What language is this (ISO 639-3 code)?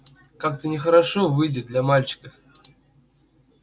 rus